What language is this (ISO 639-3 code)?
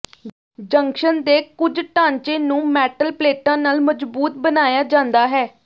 pan